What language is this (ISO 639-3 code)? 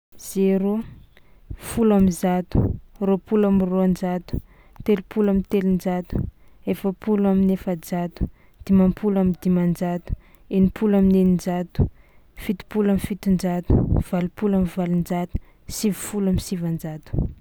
xmw